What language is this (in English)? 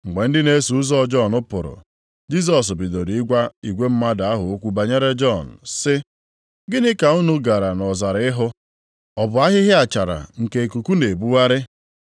Igbo